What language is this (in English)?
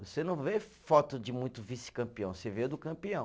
Portuguese